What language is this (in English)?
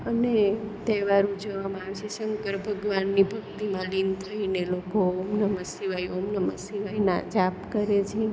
Gujarati